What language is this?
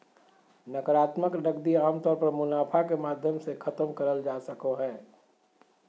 Magahi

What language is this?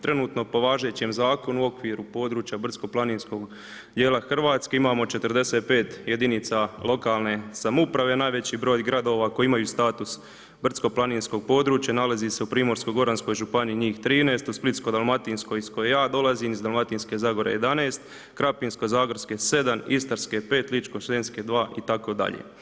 Croatian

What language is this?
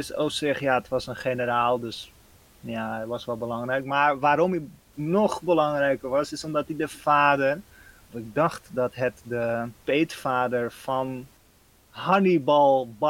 Dutch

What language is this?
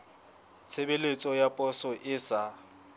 Southern Sotho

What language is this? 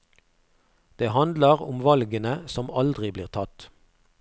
Norwegian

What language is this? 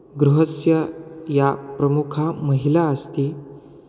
Sanskrit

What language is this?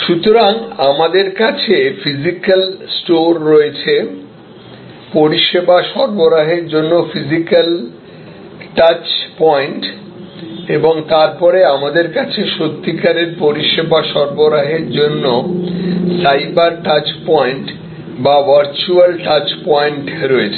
Bangla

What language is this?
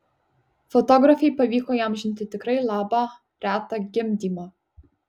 Lithuanian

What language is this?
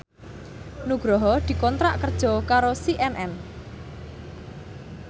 Javanese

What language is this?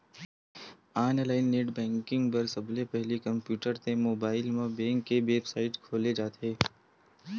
Chhattisgarhi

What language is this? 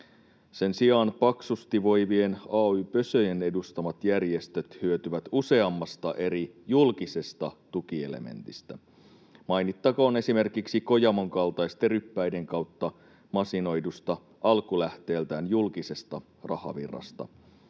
Finnish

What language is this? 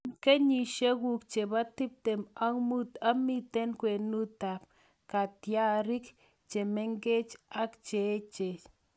Kalenjin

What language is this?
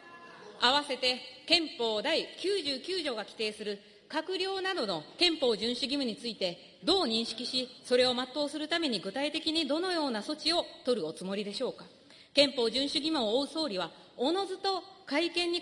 Japanese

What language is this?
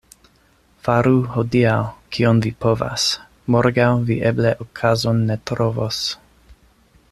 Esperanto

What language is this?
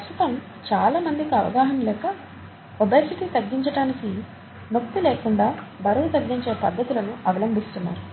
Telugu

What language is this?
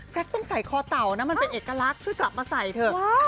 Thai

